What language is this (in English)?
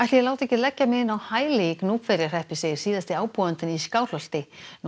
Icelandic